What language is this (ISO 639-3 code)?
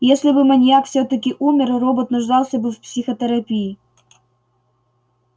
rus